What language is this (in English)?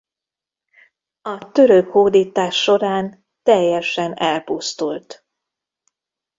Hungarian